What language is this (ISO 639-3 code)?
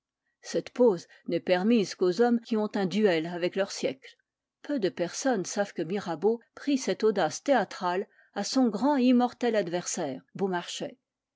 fra